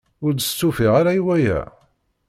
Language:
Kabyle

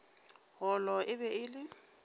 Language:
Northern Sotho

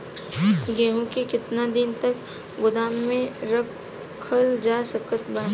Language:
Bhojpuri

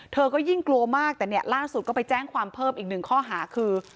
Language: Thai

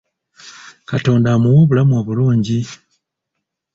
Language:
Ganda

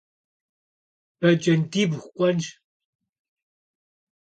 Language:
Kabardian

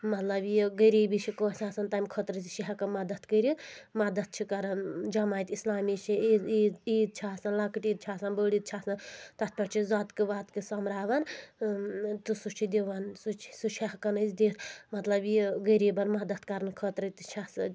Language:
Kashmiri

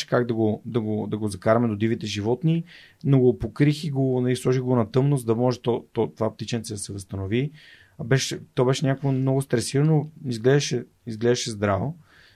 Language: Bulgarian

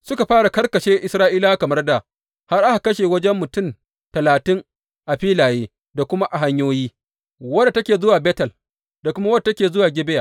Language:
Hausa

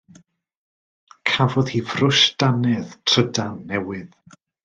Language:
Welsh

